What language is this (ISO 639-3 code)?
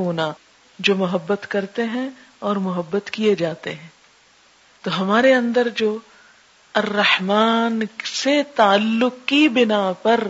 urd